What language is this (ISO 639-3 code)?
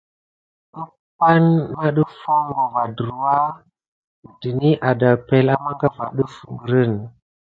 gid